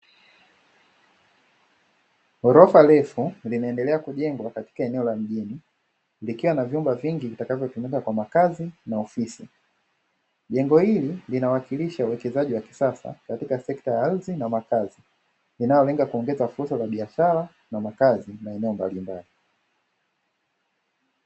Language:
Swahili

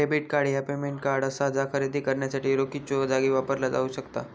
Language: Marathi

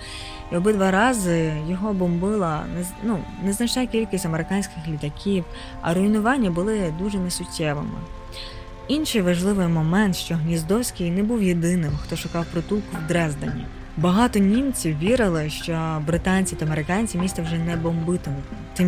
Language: Ukrainian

